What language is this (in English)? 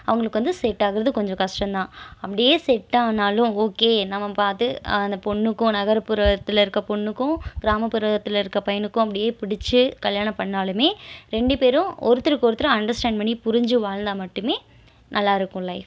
Tamil